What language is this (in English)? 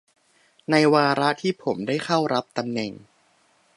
Thai